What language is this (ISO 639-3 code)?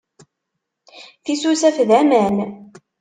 kab